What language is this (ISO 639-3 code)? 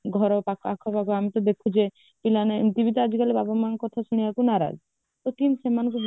ori